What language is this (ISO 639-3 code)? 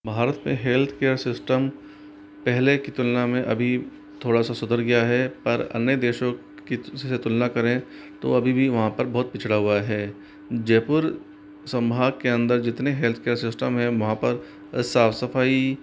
hin